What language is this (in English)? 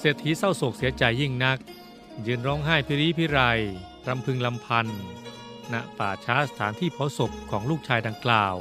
Thai